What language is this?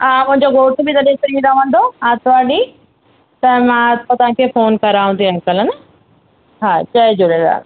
Sindhi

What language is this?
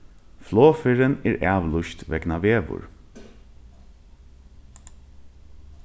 Faroese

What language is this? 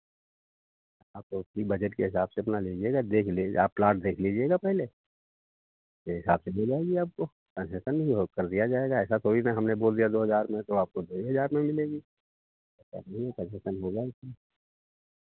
Hindi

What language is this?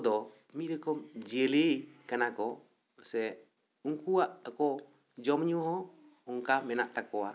Santali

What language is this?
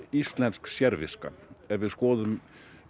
Icelandic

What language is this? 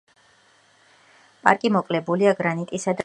Georgian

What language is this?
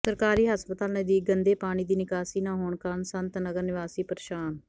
Punjabi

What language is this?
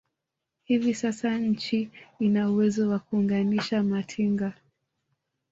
Swahili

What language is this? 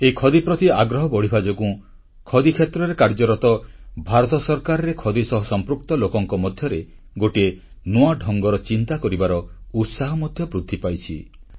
Odia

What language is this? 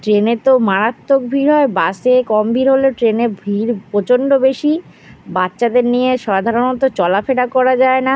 Bangla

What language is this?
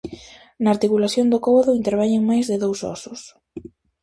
Galician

